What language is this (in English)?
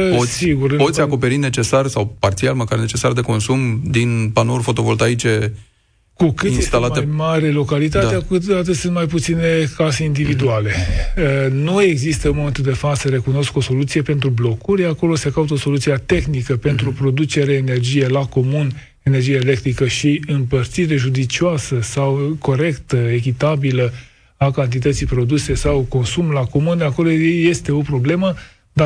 Romanian